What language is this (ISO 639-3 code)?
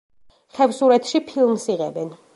kat